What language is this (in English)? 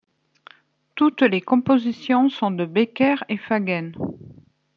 French